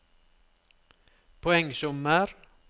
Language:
Norwegian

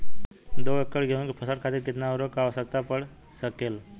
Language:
Bhojpuri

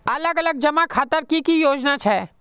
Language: Magahi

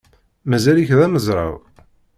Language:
Kabyle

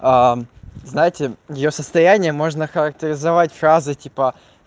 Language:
Russian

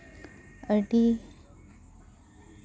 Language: Santali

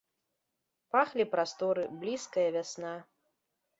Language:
Belarusian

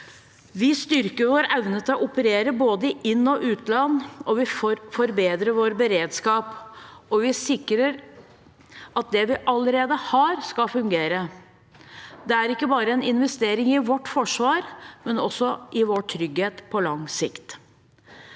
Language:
Norwegian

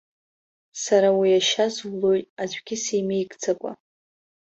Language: Abkhazian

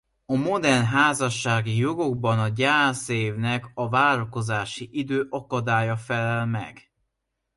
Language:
Hungarian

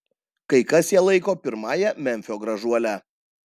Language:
Lithuanian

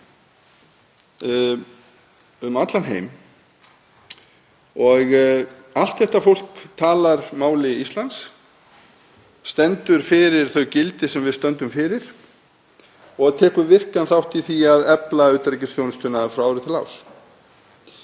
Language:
Icelandic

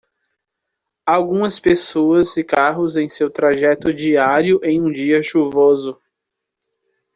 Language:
Portuguese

